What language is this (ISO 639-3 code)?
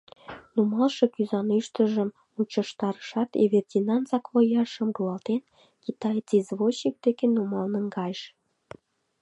chm